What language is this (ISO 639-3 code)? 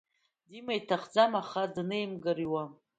abk